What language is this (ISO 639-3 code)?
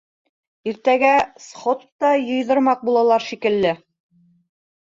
bak